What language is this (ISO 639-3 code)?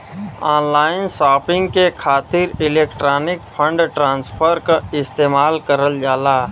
bho